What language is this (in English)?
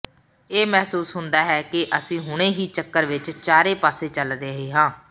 Punjabi